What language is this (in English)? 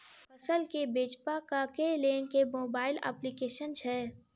Maithili